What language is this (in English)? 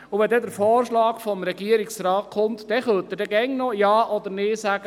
Swiss German